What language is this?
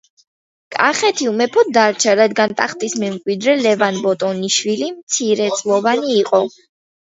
Georgian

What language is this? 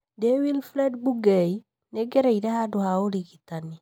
Kikuyu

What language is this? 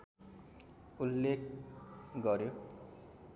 Nepali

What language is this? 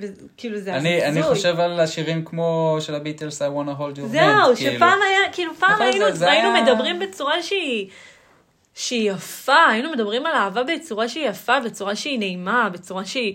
Hebrew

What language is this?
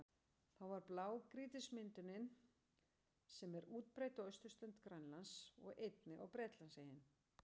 Icelandic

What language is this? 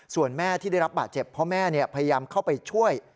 Thai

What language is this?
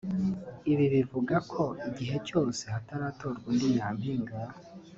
Kinyarwanda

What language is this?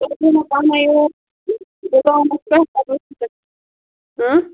Kashmiri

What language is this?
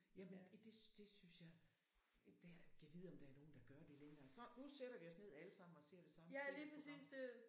Danish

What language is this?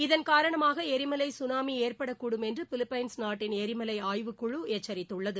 Tamil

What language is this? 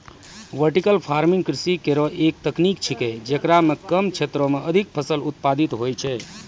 Maithili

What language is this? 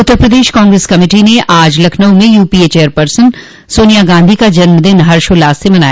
Hindi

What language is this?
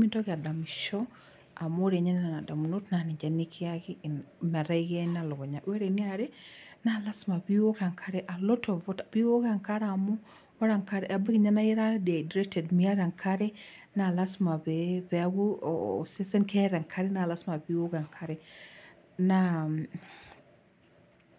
Masai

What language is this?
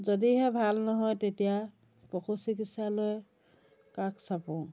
Assamese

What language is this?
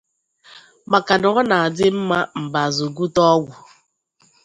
Igbo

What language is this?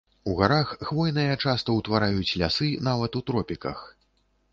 Belarusian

